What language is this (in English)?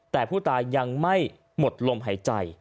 Thai